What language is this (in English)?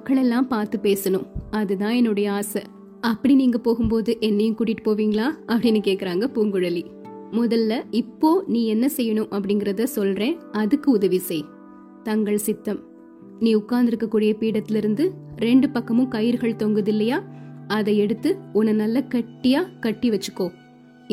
Tamil